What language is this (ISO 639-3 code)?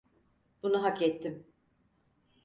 tur